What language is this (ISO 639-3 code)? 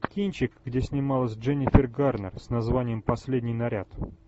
rus